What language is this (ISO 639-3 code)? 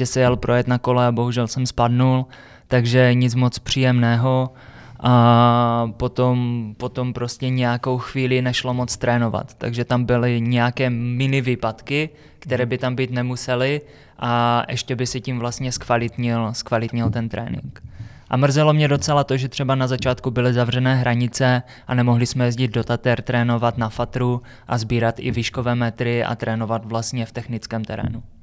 ces